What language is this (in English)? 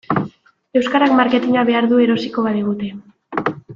Basque